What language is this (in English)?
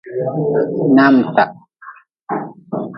Nawdm